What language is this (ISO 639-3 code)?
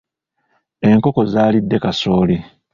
lug